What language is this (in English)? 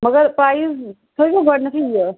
Kashmiri